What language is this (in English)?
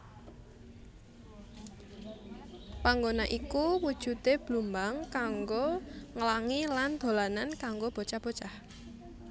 Javanese